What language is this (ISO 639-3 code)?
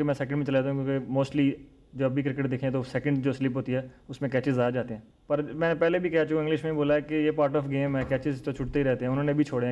urd